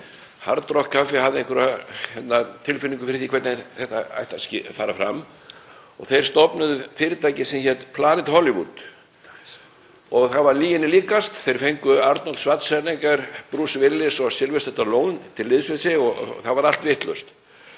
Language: Icelandic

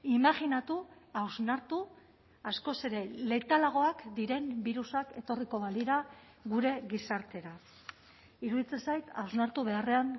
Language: Basque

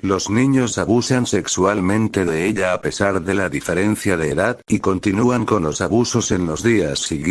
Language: Spanish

